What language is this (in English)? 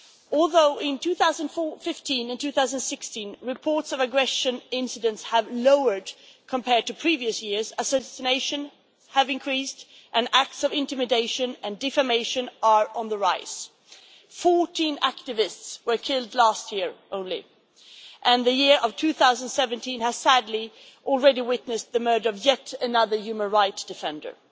English